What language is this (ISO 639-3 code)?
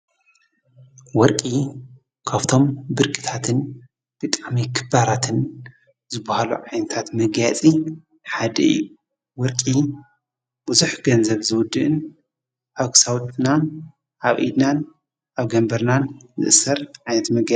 tir